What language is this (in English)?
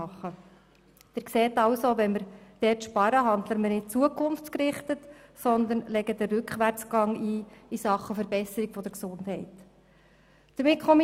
Swiss German